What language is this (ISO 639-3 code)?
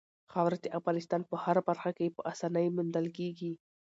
pus